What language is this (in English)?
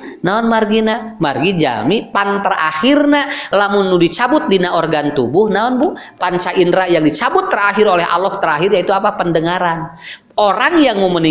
Indonesian